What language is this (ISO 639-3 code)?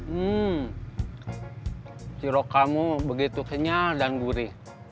ind